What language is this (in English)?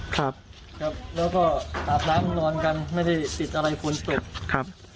Thai